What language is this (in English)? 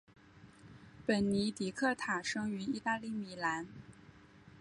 Chinese